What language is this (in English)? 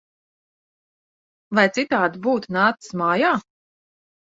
Latvian